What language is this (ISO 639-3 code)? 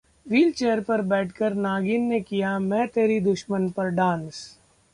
hin